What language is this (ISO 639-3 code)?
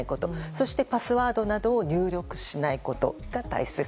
jpn